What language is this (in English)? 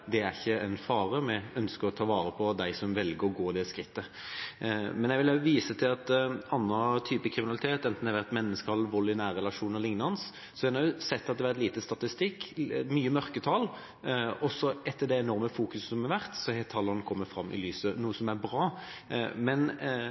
Norwegian Bokmål